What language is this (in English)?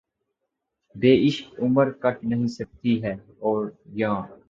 Urdu